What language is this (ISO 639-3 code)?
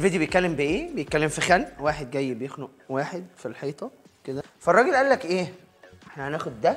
ara